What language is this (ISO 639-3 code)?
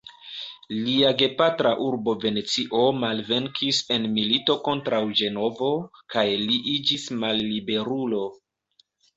epo